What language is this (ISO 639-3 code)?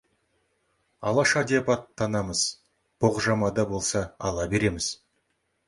kaz